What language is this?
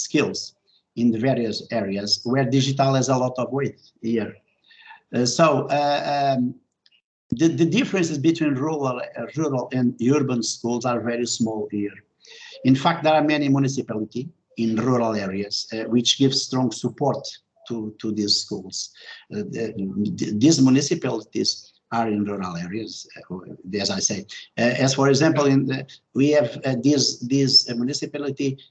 English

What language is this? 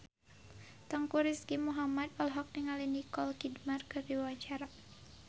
Sundanese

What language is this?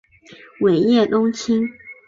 Chinese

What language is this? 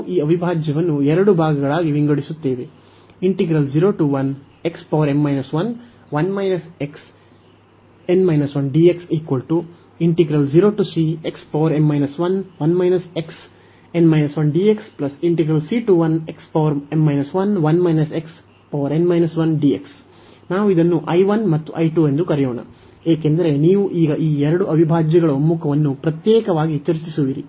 Kannada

